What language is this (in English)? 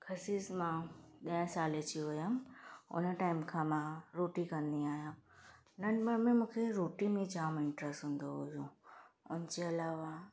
Sindhi